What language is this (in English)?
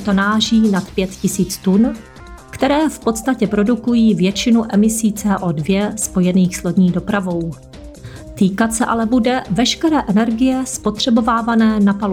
Czech